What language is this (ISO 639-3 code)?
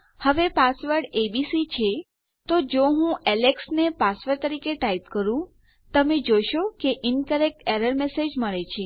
guj